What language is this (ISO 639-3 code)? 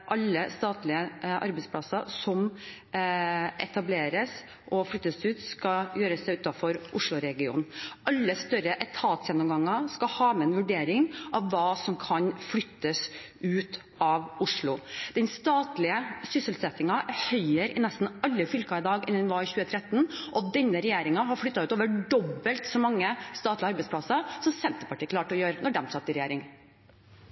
nob